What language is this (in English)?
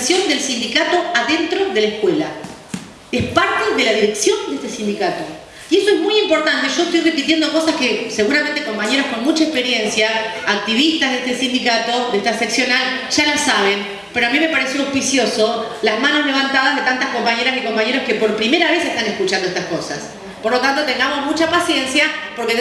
Spanish